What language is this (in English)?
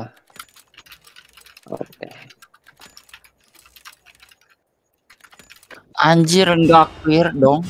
Indonesian